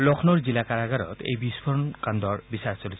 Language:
Assamese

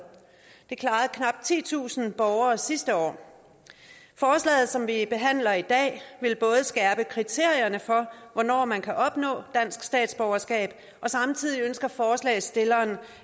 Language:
Danish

